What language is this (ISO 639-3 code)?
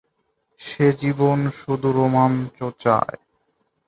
ben